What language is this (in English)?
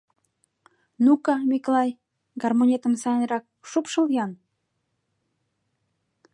Mari